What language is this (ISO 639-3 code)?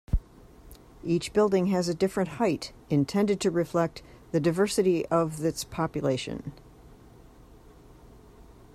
eng